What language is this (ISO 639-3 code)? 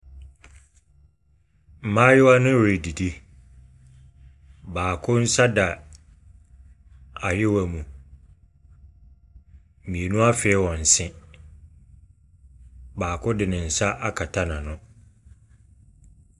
aka